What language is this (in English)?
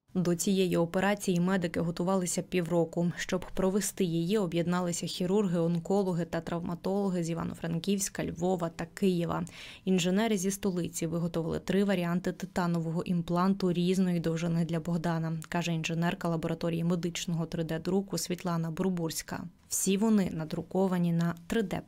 Ukrainian